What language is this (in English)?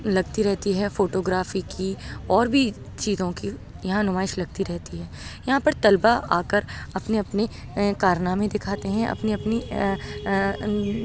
Urdu